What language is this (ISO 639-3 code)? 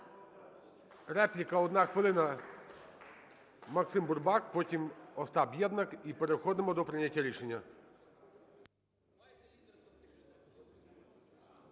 ukr